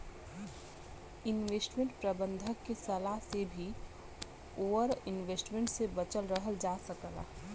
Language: Bhojpuri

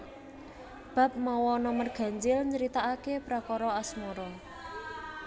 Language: Javanese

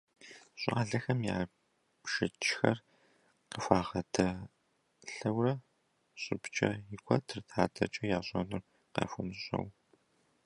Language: Kabardian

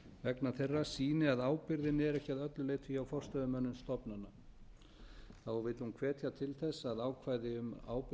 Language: Icelandic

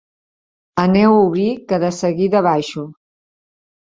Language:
Catalan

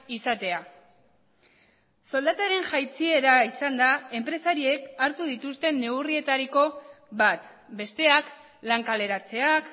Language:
Basque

